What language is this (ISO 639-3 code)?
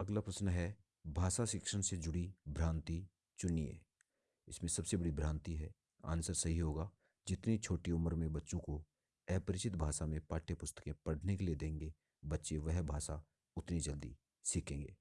hin